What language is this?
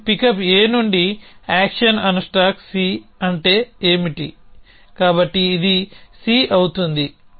Telugu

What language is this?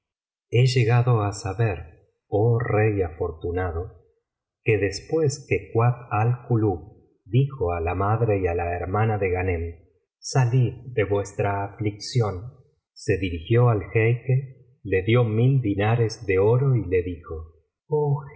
Spanish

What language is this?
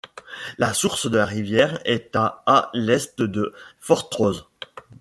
French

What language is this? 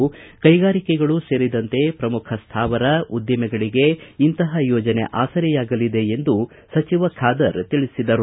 Kannada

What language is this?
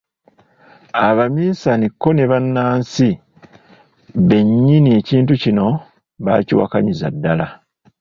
Ganda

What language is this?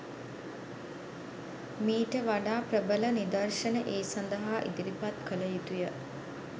Sinhala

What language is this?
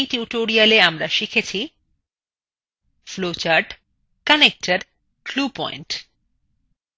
Bangla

